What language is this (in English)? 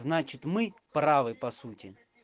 Russian